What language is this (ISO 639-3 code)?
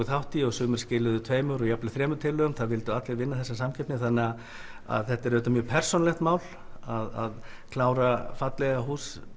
isl